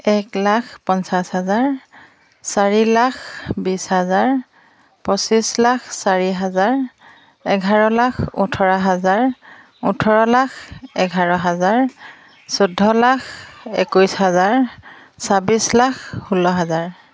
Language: Assamese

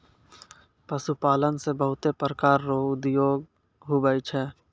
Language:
Maithili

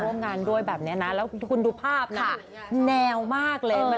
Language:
Thai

